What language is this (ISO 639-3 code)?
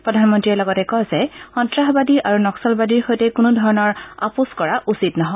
asm